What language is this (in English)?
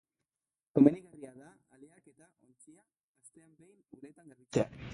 Basque